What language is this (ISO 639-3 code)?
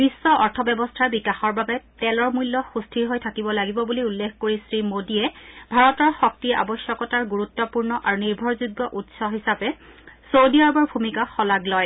asm